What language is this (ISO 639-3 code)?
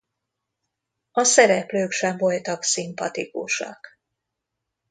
hun